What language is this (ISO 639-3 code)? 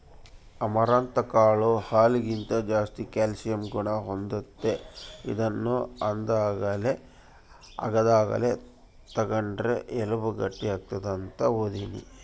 kan